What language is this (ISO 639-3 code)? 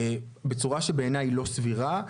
heb